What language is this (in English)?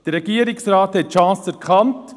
Swiss German